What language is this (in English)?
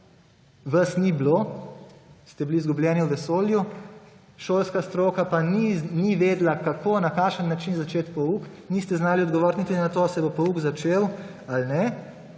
Slovenian